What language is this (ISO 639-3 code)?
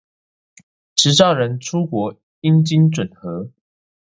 zho